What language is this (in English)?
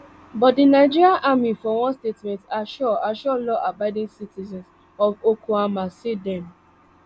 Nigerian Pidgin